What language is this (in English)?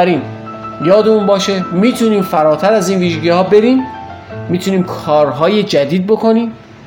Persian